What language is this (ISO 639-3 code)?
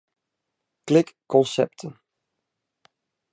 fry